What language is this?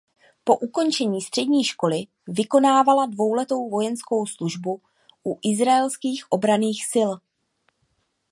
Czech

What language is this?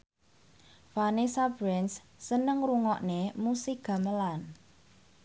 Javanese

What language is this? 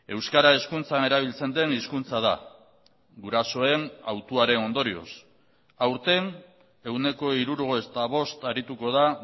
Basque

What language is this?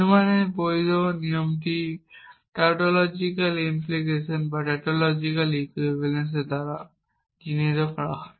Bangla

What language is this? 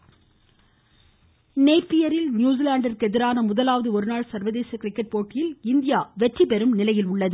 Tamil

